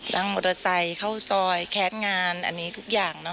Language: Thai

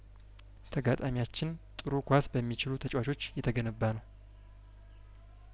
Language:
Amharic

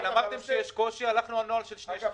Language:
Hebrew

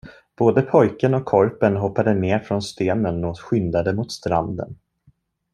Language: Swedish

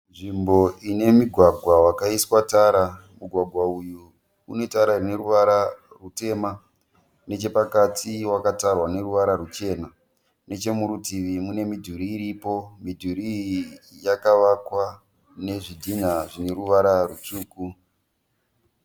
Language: Shona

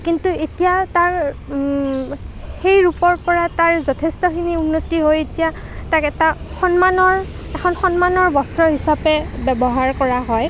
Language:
Assamese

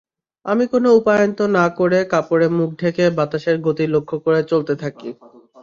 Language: Bangla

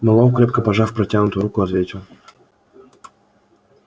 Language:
Russian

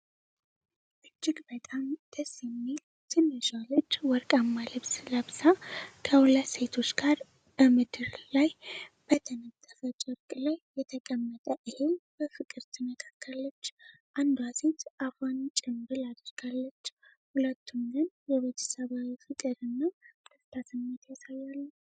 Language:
Amharic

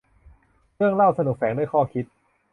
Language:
Thai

